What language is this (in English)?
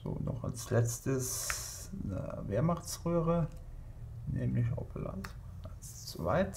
German